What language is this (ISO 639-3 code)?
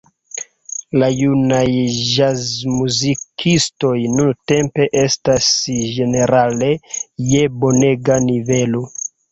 epo